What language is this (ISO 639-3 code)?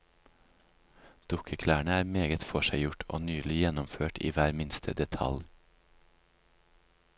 nor